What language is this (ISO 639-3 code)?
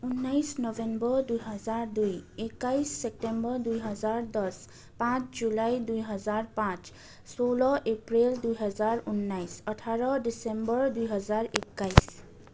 nep